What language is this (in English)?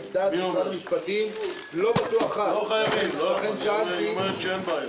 Hebrew